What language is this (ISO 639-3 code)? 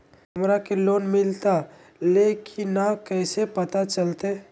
mag